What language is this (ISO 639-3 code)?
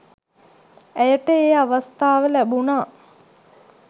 sin